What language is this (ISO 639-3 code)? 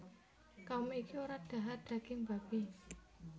jav